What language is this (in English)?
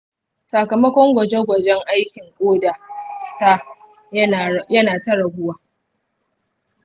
Hausa